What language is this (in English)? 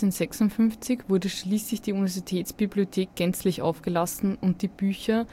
German